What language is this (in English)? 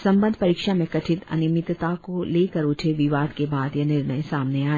Hindi